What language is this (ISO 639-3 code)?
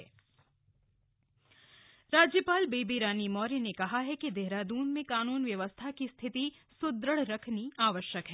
hin